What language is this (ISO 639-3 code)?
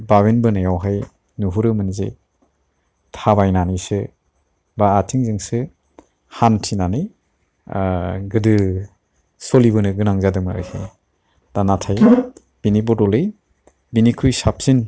brx